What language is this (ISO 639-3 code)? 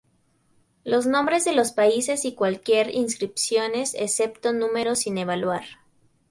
spa